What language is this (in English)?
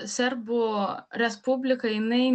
Lithuanian